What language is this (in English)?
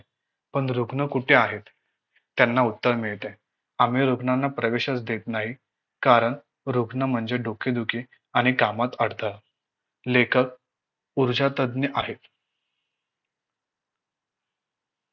Marathi